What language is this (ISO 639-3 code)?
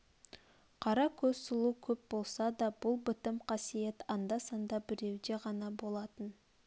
kaz